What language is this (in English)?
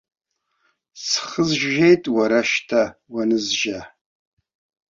Abkhazian